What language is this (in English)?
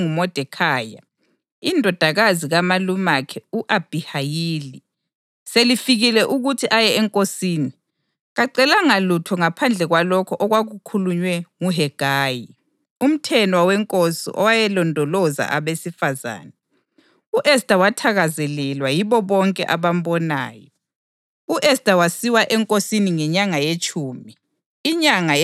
North Ndebele